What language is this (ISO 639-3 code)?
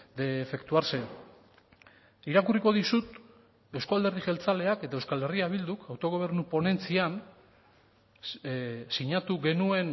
eus